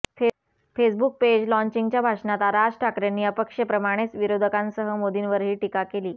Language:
Marathi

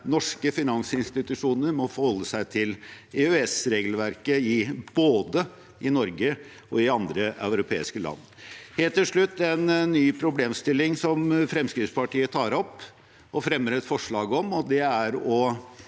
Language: Norwegian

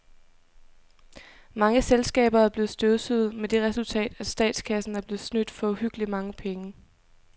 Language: Danish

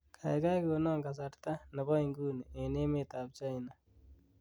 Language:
Kalenjin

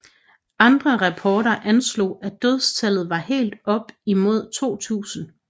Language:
Danish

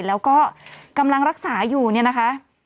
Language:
Thai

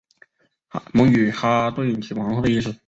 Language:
Chinese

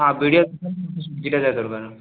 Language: Odia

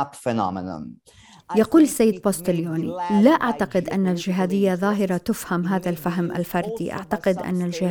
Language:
Arabic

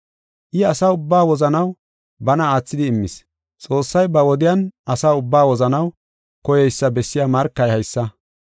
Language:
Gofa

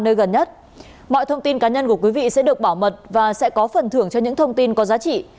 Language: Vietnamese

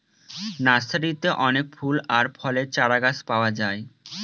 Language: Bangla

